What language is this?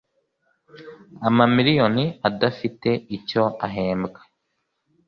Kinyarwanda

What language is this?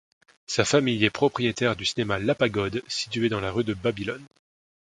French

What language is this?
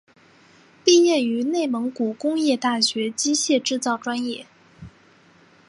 Chinese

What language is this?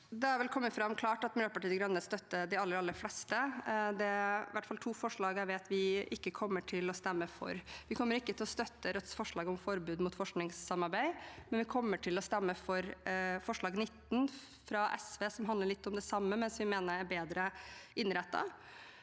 Norwegian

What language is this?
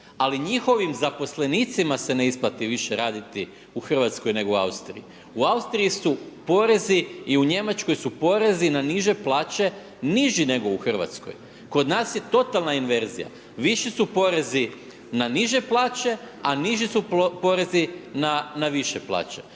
Croatian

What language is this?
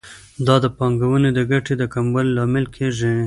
Pashto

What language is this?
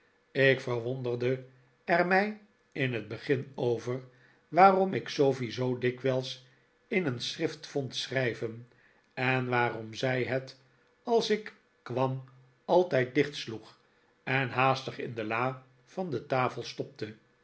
Dutch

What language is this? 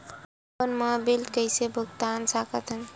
Chhattisgarhi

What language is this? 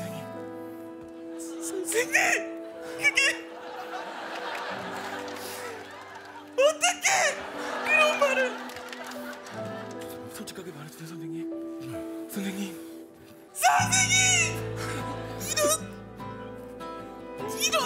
Korean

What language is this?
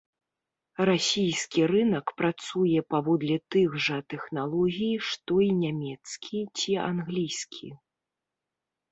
Belarusian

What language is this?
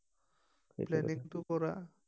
Assamese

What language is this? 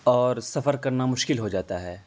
Urdu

